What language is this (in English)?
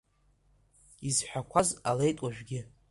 Abkhazian